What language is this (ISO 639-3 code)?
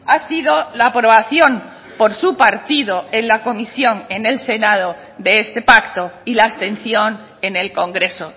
spa